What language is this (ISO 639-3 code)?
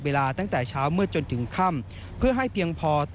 tha